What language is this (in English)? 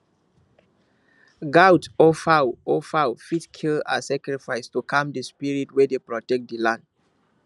Nigerian Pidgin